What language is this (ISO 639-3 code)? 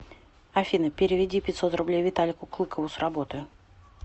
rus